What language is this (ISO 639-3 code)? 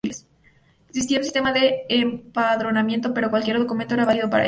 spa